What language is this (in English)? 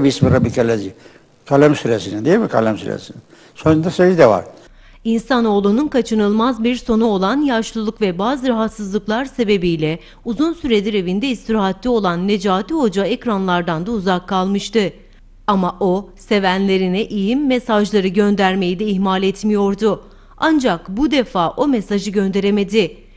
Turkish